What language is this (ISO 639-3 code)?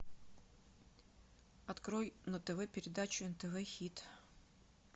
rus